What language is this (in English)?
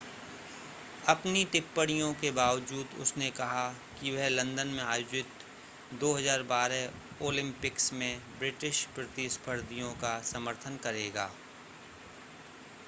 Hindi